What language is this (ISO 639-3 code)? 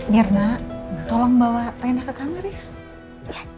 ind